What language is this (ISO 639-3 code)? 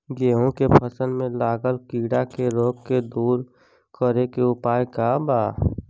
bho